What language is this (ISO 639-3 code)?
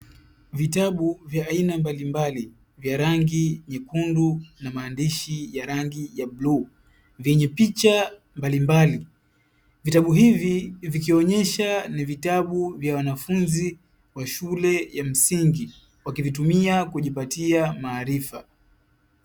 swa